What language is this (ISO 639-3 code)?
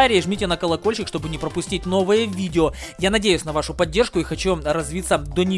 rus